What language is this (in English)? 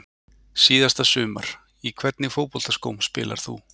Icelandic